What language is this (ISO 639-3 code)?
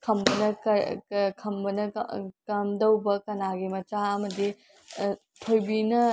mni